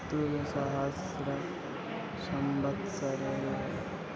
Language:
Sanskrit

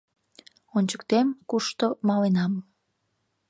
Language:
Mari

